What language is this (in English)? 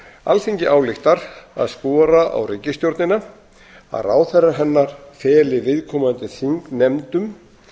Icelandic